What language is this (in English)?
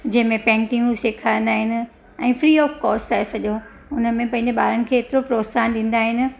Sindhi